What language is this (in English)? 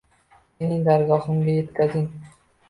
Uzbek